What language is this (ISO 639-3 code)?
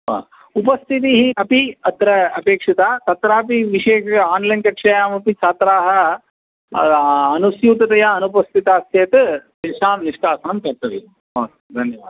san